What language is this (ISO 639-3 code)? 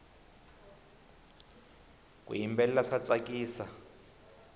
tso